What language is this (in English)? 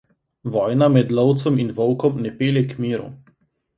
Slovenian